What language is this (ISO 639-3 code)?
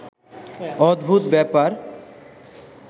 ben